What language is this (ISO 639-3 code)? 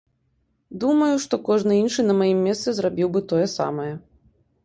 bel